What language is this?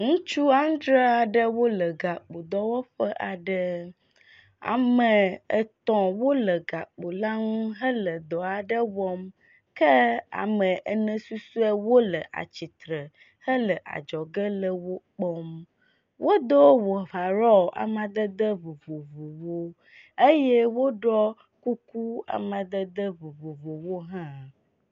Ewe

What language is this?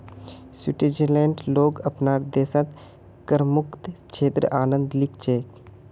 Magahi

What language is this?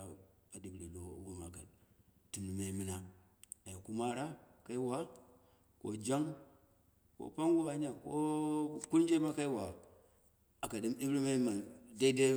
Dera (Nigeria)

